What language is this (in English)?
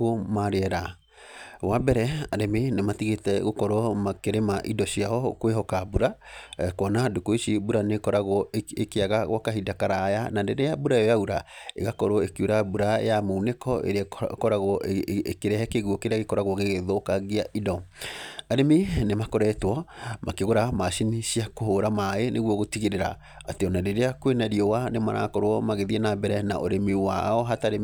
Kikuyu